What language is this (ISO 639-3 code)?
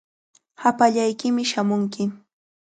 qvl